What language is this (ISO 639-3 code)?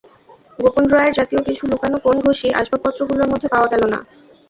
ben